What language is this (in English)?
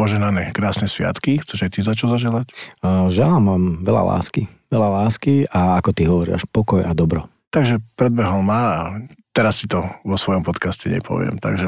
Slovak